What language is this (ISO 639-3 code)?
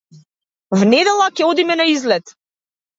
mkd